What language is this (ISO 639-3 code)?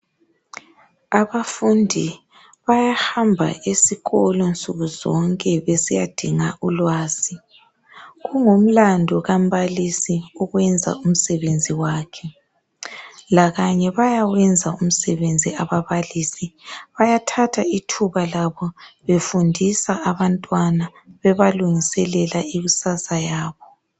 nde